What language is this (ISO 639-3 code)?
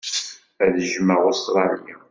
kab